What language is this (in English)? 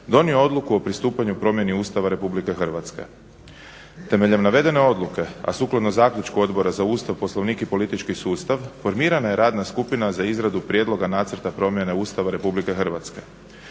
Croatian